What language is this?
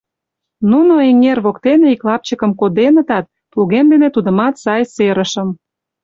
Mari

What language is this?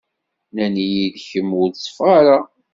Kabyle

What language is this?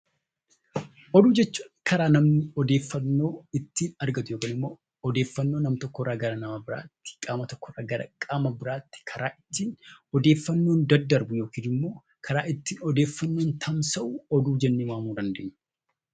Oromo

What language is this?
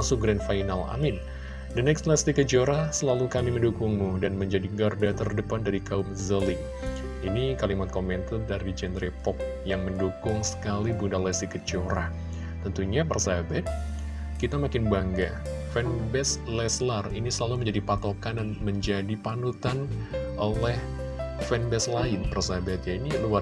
Indonesian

